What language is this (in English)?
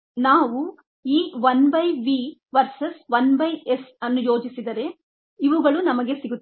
Kannada